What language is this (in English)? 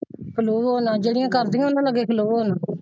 Punjabi